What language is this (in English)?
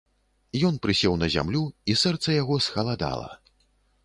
Belarusian